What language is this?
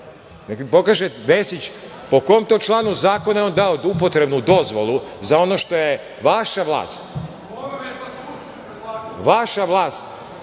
Serbian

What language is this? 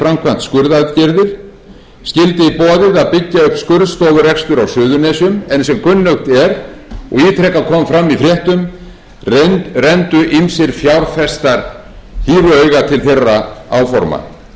Icelandic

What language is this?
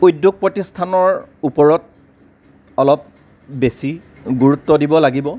Assamese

